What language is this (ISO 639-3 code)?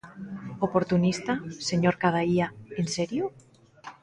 glg